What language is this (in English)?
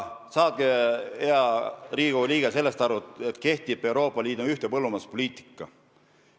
Estonian